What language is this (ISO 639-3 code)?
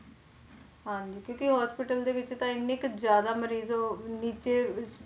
pan